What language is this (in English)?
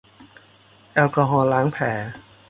Thai